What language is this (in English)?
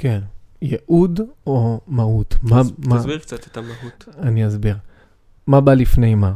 Hebrew